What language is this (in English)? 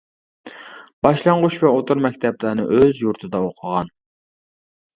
Uyghur